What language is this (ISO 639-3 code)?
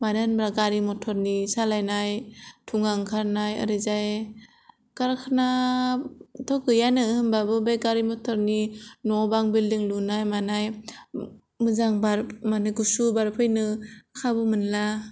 brx